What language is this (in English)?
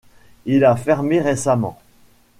French